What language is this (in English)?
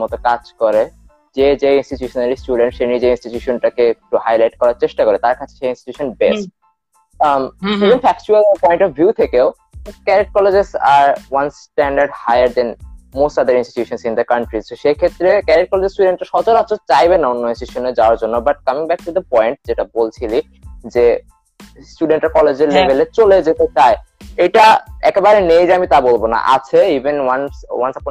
Bangla